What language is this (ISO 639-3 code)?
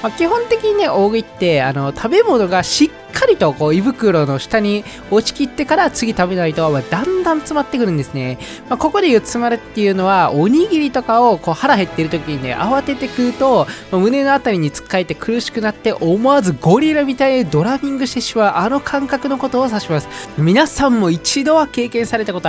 jpn